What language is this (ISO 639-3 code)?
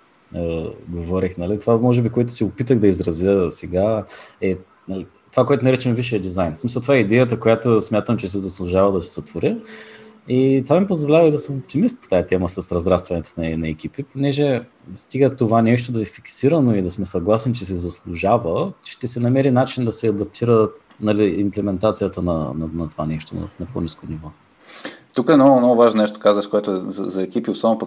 bul